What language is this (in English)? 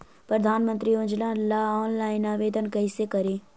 Magahi